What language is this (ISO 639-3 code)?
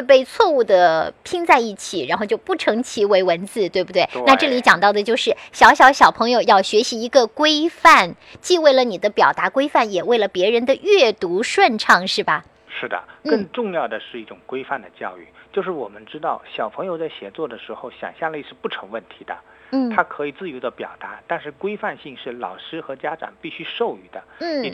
zho